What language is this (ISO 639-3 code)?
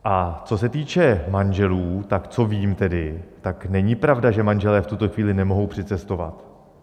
ces